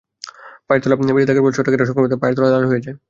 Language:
Bangla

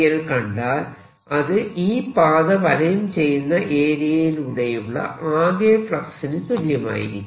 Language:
Malayalam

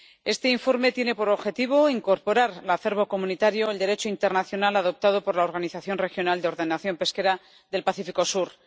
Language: Spanish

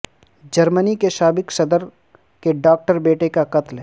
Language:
Urdu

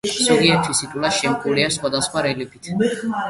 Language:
Georgian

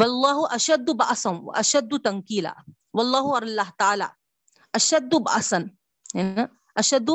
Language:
Urdu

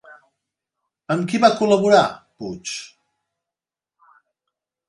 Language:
Catalan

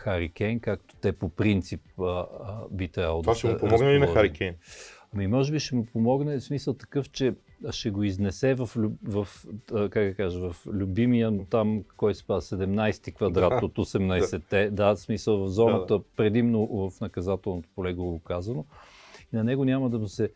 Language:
Bulgarian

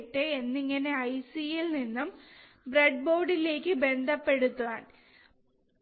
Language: Malayalam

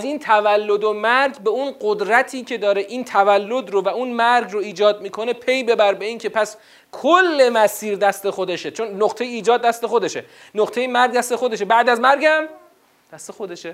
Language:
Persian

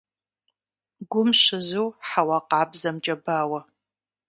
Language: Kabardian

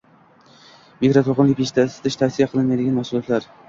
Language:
Uzbek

